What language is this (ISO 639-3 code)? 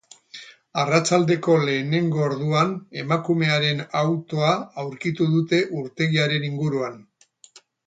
eus